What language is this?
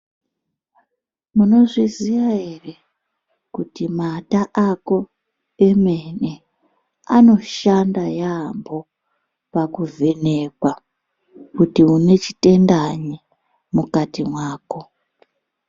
Ndau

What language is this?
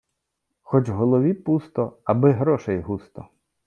Ukrainian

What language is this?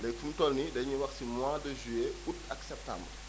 Wolof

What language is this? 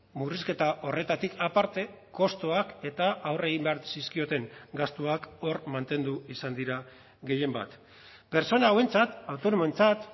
Basque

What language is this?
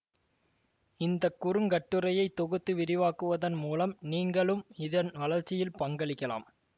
Tamil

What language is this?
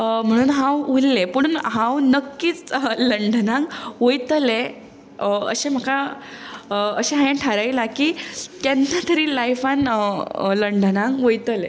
Konkani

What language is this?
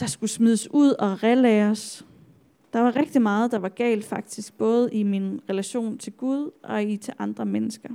Danish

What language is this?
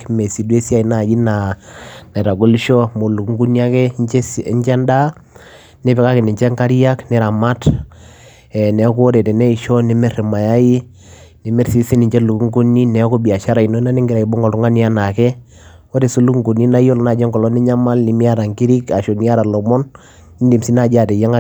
Masai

